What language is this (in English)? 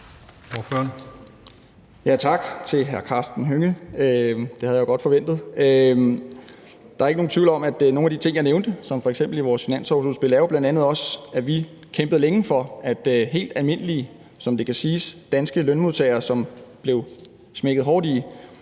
Danish